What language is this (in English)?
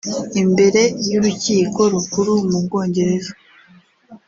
Kinyarwanda